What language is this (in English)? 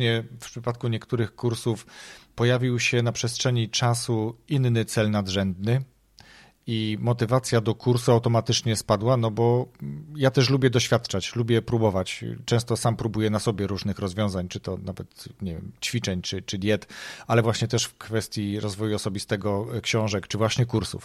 Polish